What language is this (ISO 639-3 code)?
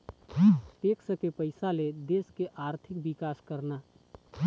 hne